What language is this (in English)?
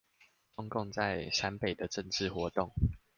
Chinese